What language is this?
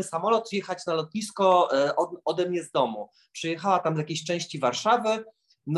Polish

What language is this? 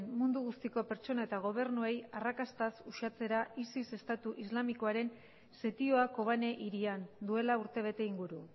Basque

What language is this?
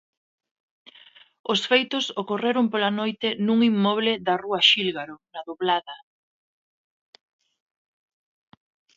Galician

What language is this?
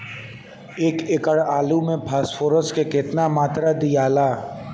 Bhojpuri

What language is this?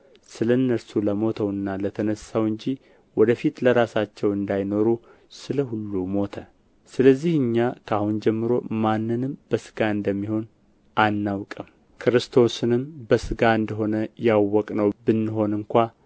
Amharic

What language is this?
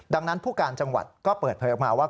Thai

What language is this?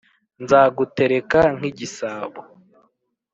Kinyarwanda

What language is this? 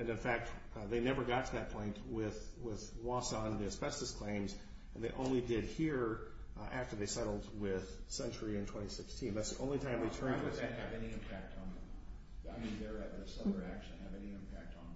English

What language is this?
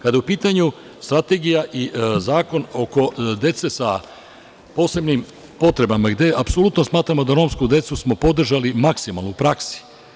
Serbian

